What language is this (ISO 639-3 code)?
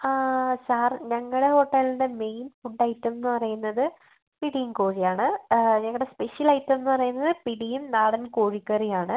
mal